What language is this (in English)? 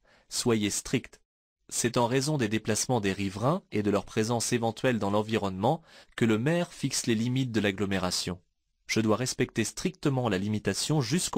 French